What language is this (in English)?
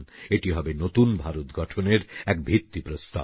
Bangla